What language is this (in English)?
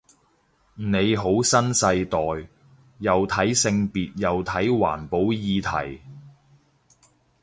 Cantonese